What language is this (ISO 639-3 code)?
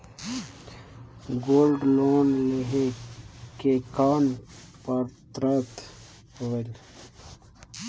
hne